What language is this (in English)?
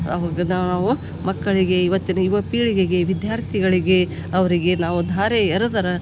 Kannada